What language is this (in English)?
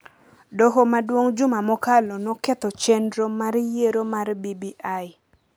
Luo (Kenya and Tanzania)